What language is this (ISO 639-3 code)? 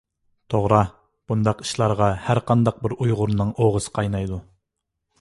uig